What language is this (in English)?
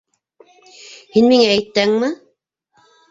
Bashkir